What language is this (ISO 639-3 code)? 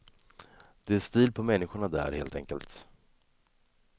swe